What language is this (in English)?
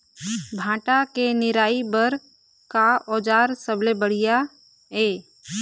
Chhattisgarhi